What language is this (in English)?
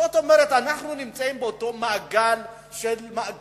Hebrew